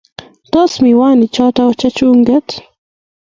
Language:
Kalenjin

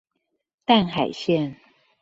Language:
Chinese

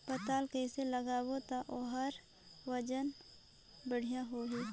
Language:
Chhattisgarhi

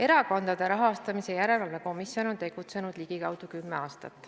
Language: Estonian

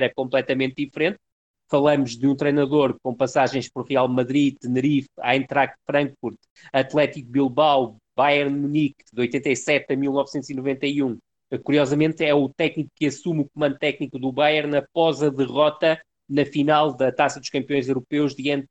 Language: Portuguese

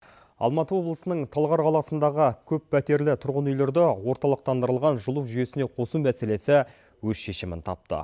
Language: Kazakh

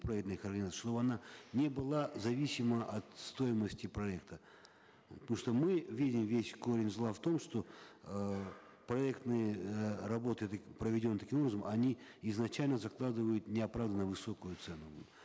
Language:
Kazakh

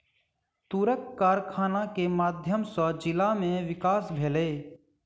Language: Maithili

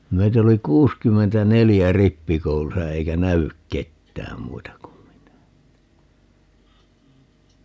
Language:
Finnish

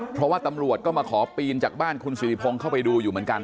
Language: Thai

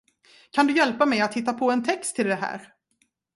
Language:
Swedish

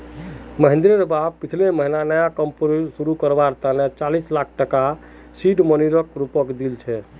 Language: Magahi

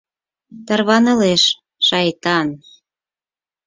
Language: Mari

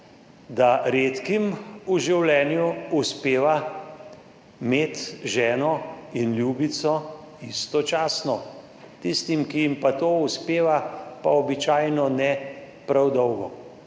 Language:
Slovenian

